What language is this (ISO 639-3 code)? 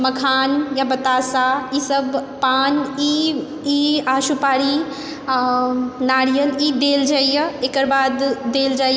mai